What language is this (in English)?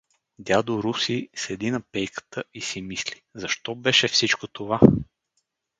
Bulgarian